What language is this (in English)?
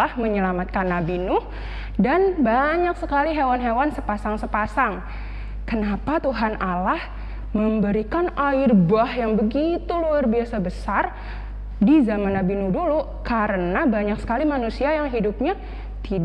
Indonesian